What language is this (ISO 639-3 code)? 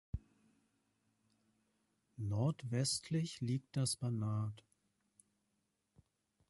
deu